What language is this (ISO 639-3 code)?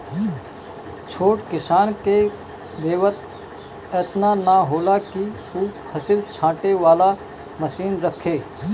bho